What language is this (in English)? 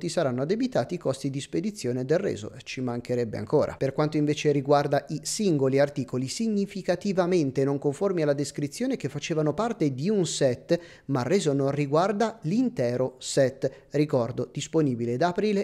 Italian